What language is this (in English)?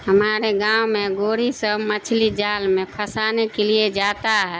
Urdu